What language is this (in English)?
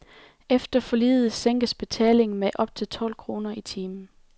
Danish